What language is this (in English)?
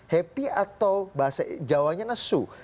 Indonesian